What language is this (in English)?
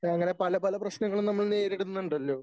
Malayalam